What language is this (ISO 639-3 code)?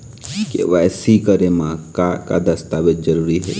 hne